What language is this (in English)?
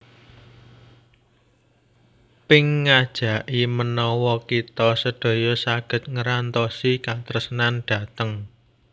Javanese